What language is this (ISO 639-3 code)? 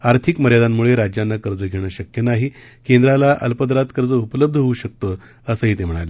mar